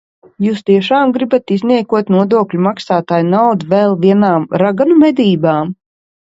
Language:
Latvian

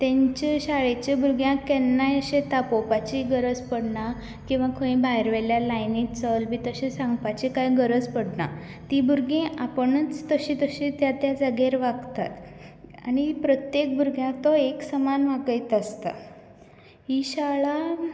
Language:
Konkani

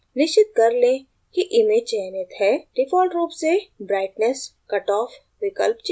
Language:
Hindi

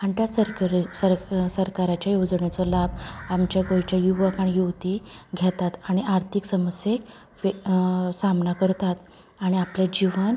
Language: Konkani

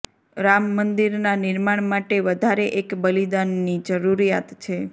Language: Gujarati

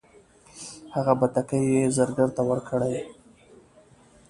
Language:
Pashto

